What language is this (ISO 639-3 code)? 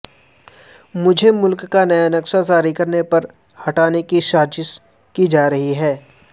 urd